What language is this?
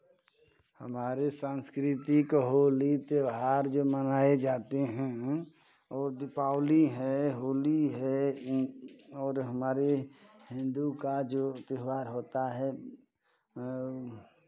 Hindi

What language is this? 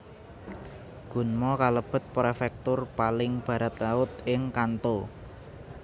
Javanese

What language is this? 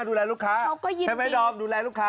Thai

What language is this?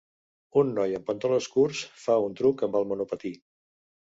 Catalan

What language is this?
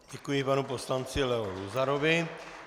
Czech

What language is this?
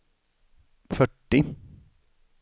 Swedish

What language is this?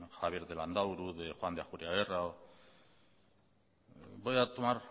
Spanish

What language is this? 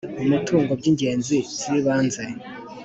Kinyarwanda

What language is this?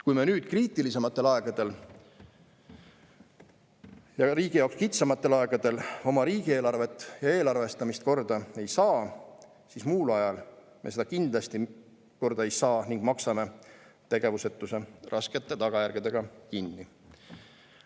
Estonian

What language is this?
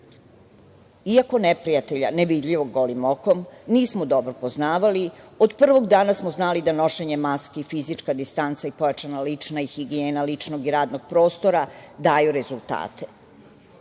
Serbian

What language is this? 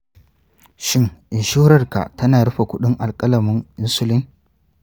Hausa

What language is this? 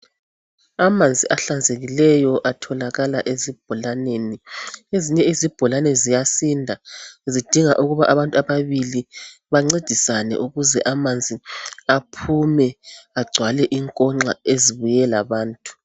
North Ndebele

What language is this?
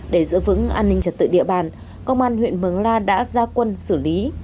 Vietnamese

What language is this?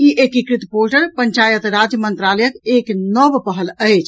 Maithili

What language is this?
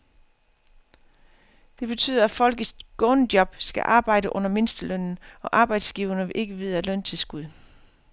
Danish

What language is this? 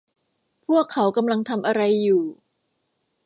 Thai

